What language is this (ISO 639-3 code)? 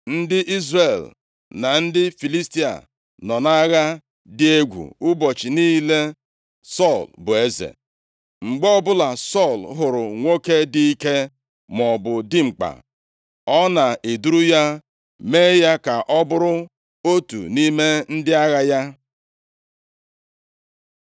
ibo